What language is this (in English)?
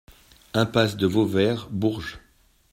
French